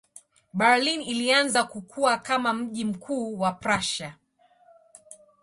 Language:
Swahili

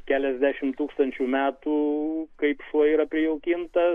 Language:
Lithuanian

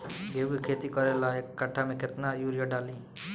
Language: Bhojpuri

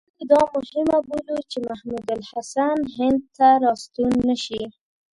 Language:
Pashto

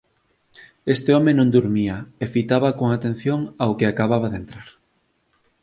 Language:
Galician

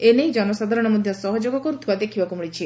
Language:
Odia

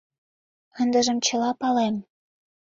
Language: Mari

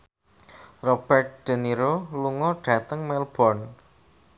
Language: Javanese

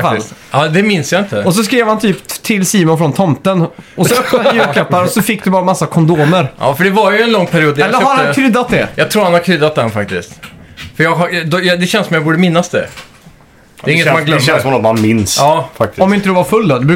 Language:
Swedish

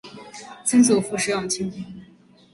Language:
Chinese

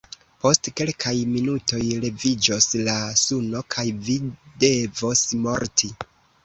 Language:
Esperanto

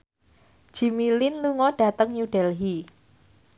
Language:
Javanese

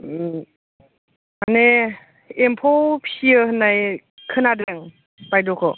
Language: Bodo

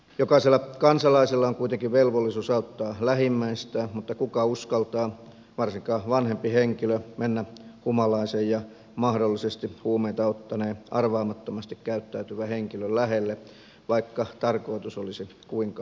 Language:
Finnish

